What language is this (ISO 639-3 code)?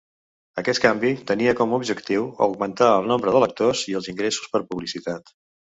cat